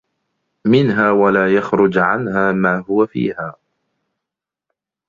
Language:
Arabic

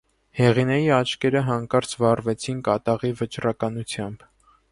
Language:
Armenian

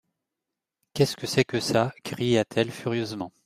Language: French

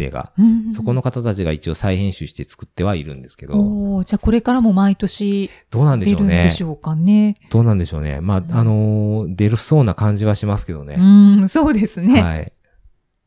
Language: Japanese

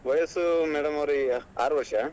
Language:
Kannada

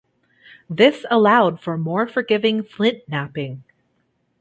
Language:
English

